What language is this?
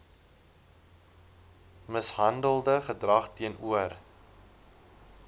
Afrikaans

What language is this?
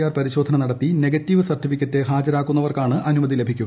Malayalam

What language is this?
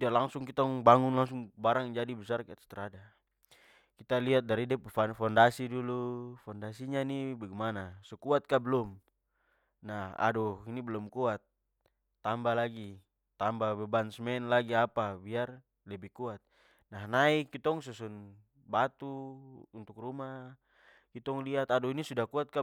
Papuan Malay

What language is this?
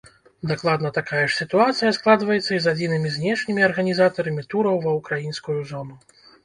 Belarusian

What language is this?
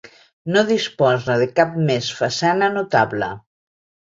Catalan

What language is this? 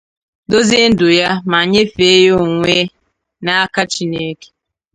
Igbo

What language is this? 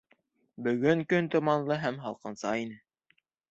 Bashkir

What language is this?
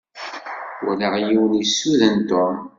Kabyle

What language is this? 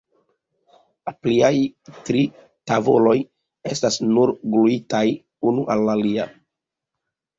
Esperanto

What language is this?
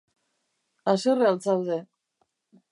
Basque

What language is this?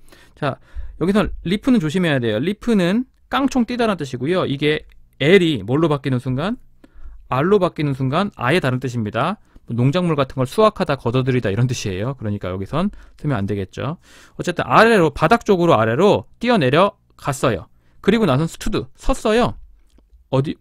Korean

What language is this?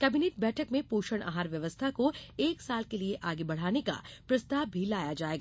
Hindi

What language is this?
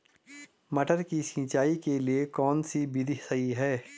Hindi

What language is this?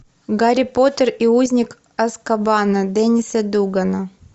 Russian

